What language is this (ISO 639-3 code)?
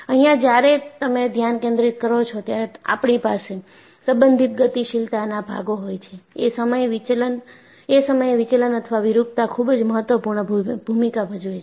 guj